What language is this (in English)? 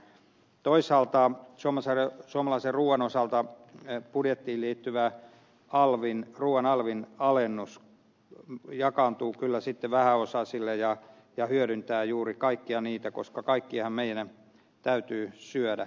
Finnish